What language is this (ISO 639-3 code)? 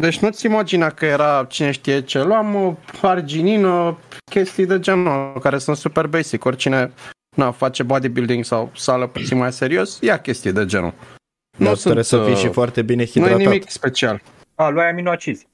ron